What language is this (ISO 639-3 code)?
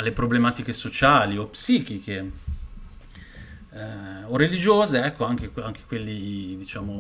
ita